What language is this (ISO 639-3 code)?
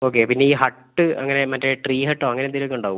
mal